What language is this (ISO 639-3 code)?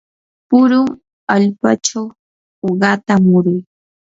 qur